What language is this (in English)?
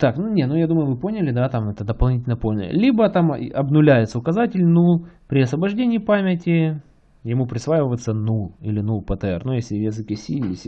Russian